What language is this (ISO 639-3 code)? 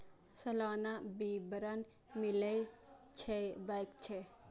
mai